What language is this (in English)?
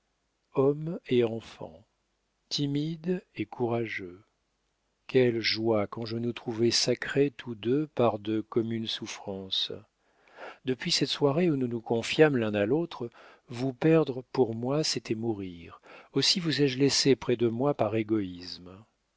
French